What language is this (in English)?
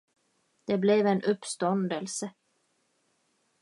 Swedish